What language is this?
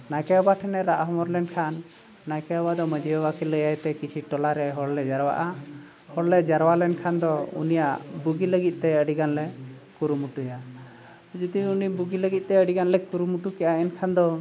Santali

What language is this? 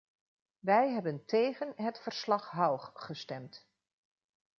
Dutch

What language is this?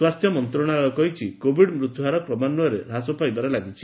Odia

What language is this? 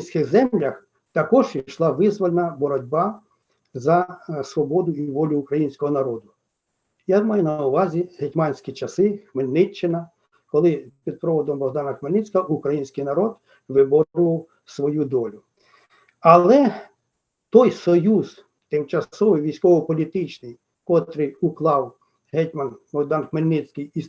Ukrainian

